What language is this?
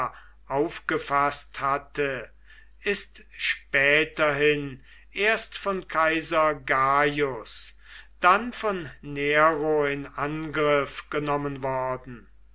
German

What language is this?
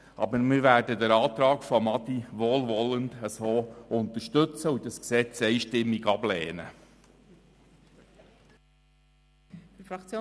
Swiss German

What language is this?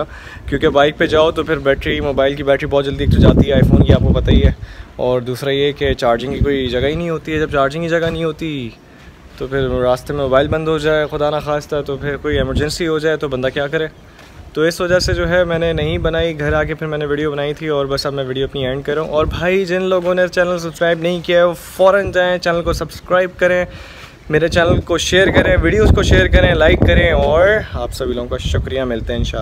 Hindi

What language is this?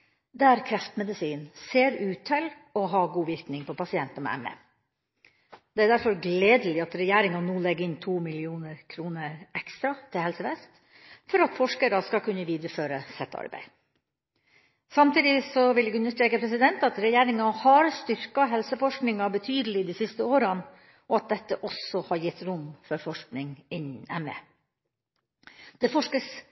Norwegian Bokmål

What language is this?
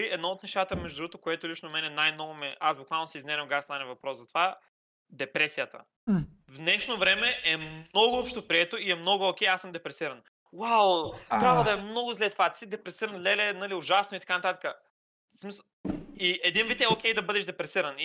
Bulgarian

